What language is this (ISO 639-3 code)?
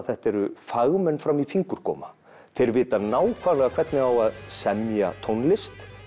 isl